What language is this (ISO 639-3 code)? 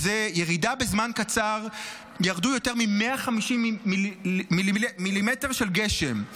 heb